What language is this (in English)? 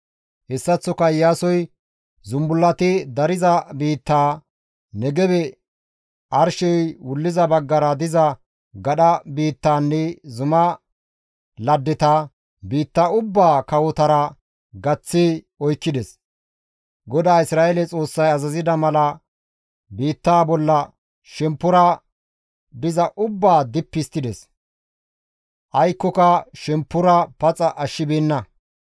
Gamo